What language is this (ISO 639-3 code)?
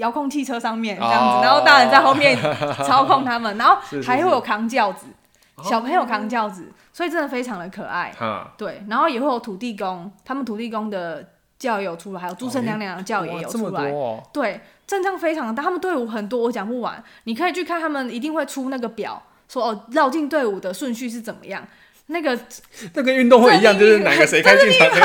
zho